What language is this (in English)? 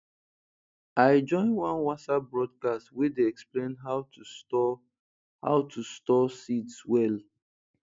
Nigerian Pidgin